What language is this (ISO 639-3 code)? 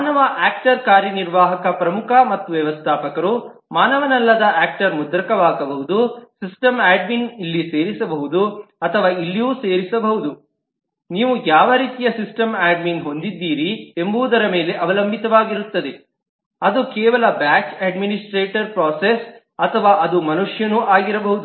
kan